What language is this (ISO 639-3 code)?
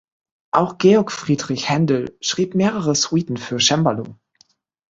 deu